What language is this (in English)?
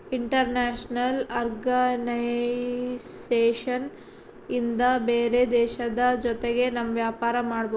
Kannada